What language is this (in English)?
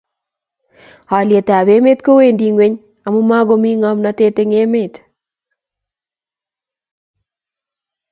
Kalenjin